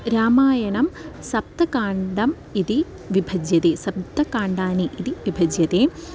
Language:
Sanskrit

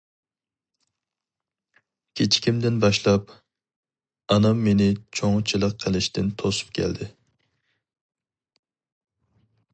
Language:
Uyghur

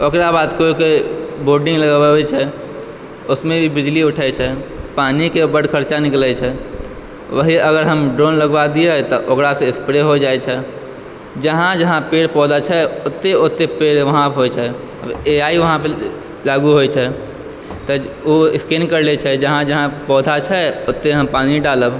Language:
Maithili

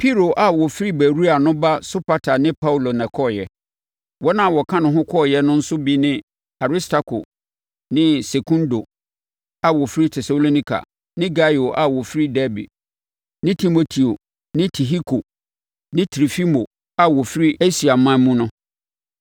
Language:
Akan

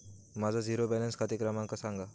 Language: Marathi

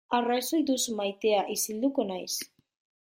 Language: Basque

